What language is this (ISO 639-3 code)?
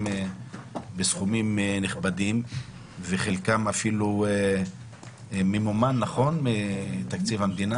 heb